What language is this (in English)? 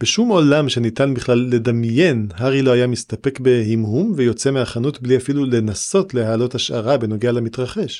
Hebrew